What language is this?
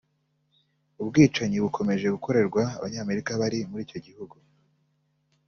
Kinyarwanda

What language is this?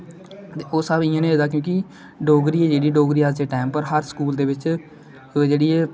Dogri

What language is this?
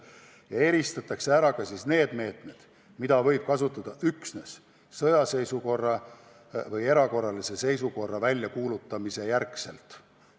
Estonian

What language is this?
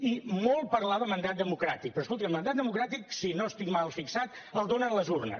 Catalan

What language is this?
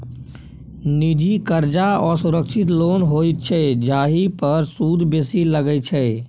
Maithili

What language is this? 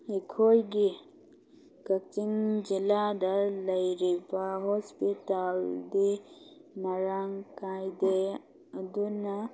Manipuri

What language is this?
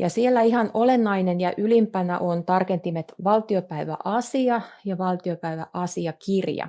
Finnish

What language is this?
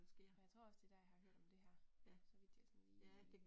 Danish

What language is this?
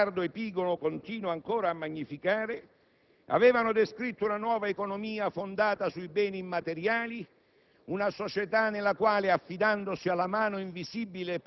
Italian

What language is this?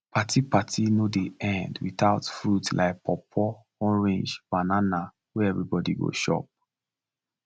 Nigerian Pidgin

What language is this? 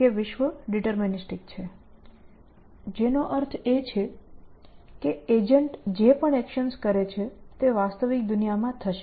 Gujarati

